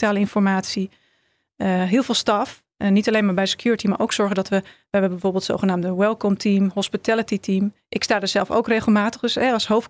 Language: Dutch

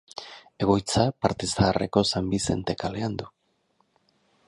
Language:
Basque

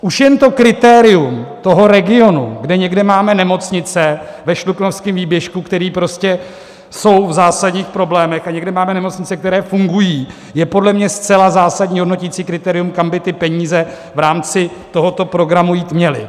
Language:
Czech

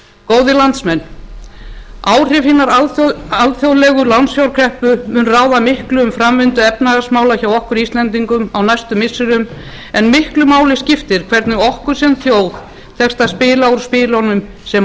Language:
Icelandic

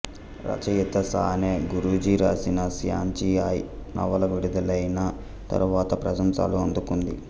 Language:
Telugu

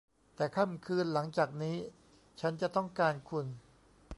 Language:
Thai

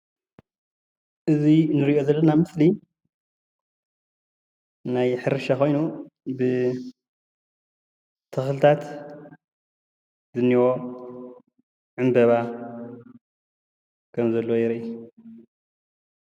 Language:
Tigrinya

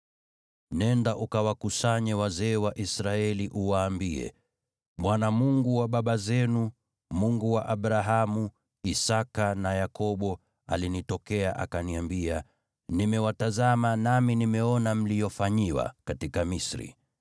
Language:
Swahili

